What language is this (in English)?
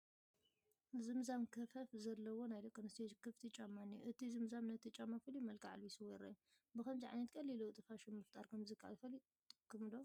Tigrinya